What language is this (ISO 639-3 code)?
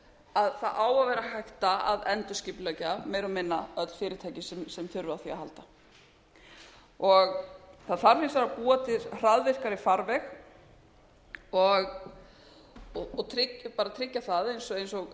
isl